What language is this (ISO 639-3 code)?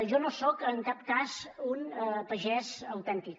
cat